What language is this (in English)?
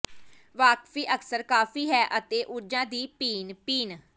Punjabi